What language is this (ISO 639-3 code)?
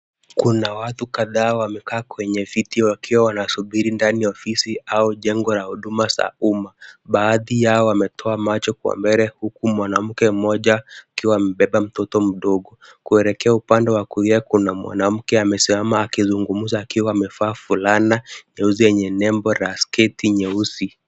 swa